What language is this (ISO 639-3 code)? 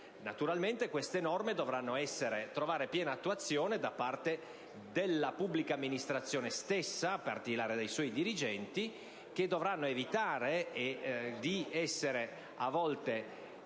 ita